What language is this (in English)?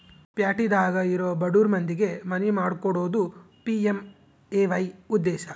Kannada